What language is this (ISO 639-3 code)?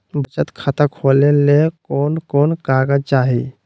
mag